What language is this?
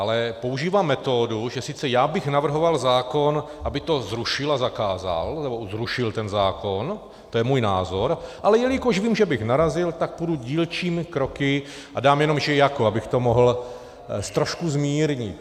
Czech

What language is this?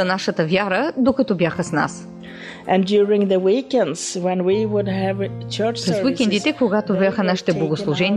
Bulgarian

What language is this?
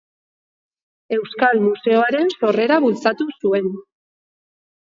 Basque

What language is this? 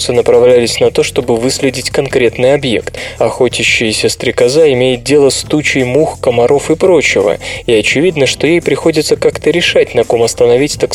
Russian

